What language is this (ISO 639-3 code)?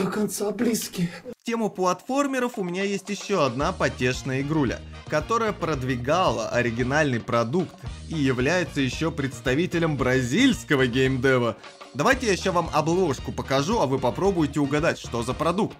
rus